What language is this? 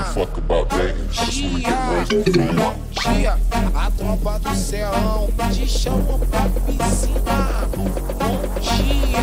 Romanian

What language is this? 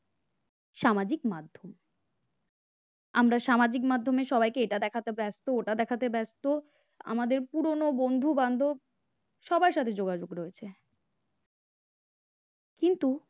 Bangla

